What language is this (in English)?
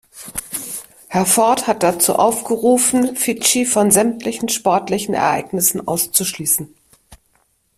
German